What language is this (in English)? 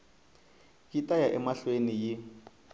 Tsonga